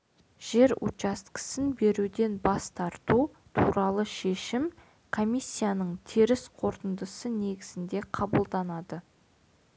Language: Kazakh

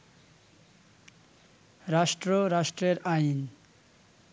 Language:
Bangla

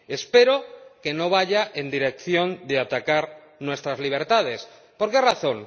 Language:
Spanish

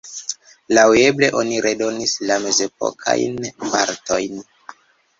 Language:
Esperanto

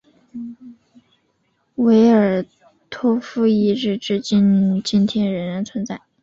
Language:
Chinese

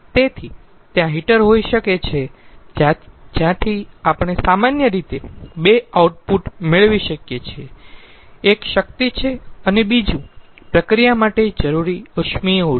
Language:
Gujarati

